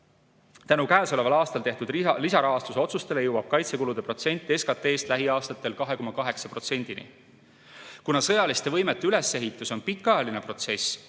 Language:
Estonian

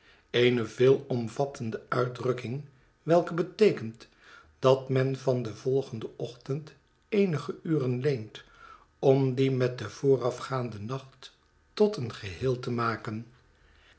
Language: Dutch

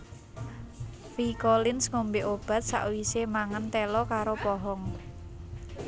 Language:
Javanese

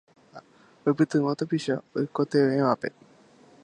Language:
Guarani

